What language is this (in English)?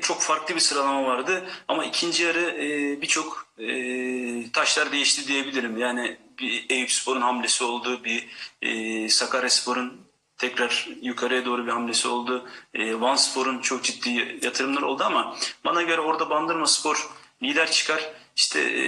Turkish